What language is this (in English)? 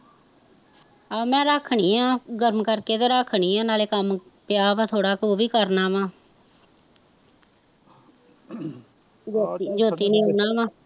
Punjabi